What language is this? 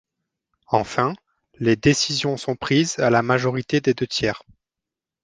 French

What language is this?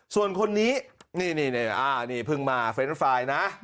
Thai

